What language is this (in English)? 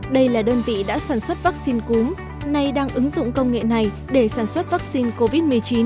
Vietnamese